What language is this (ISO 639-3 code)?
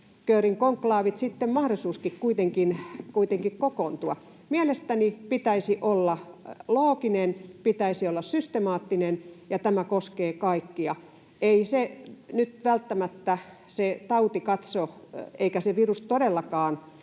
fin